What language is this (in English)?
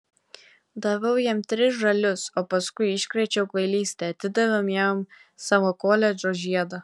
Lithuanian